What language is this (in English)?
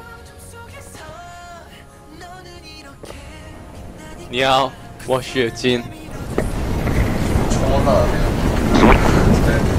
Korean